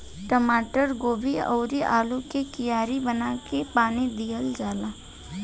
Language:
Bhojpuri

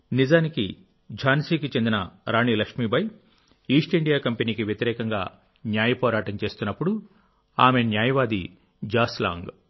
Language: Telugu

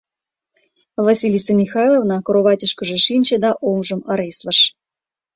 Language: Mari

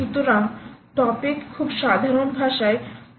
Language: Bangla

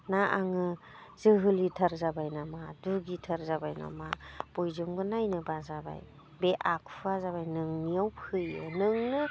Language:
Bodo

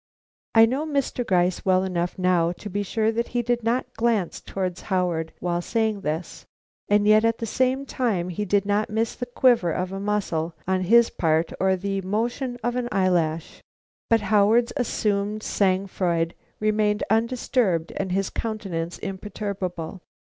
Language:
English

